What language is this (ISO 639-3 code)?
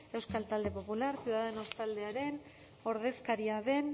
eus